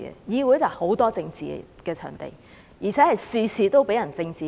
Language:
Cantonese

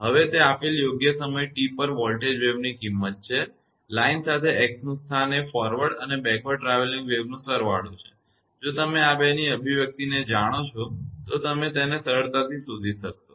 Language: Gujarati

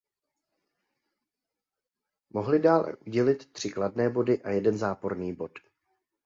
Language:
Czech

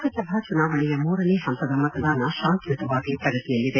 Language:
Kannada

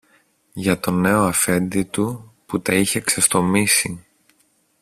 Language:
Greek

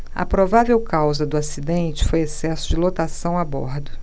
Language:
Portuguese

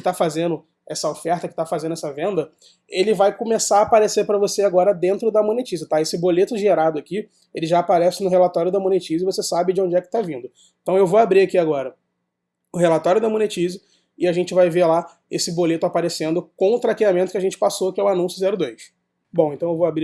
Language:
Portuguese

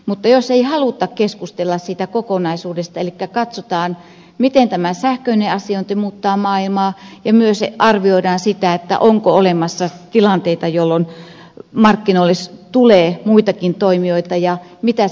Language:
Finnish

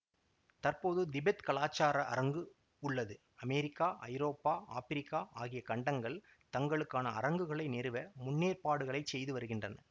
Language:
Tamil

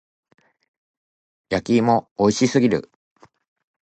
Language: Japanese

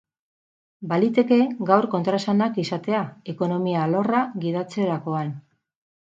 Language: Basque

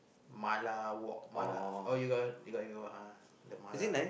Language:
English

